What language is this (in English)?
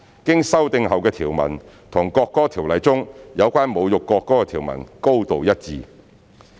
Cantonese